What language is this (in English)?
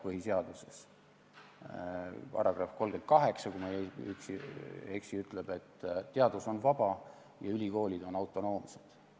Estonian